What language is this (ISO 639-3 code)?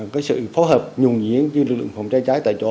vie